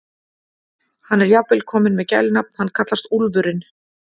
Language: Icelandic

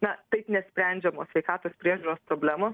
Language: Lithuanian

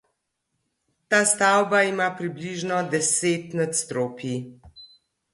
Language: Slovenian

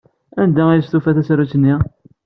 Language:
Kabyle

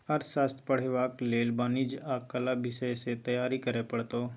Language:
Maithili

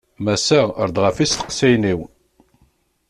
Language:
Kabyle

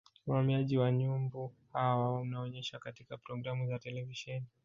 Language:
Swahili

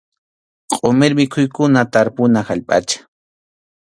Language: Arequipa-La Unión Quechua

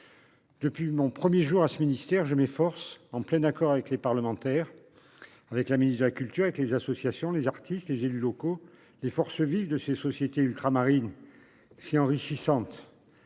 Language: French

